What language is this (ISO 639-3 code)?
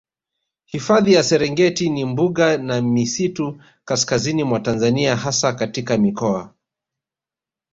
swa